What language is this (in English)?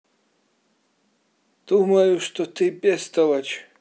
Russian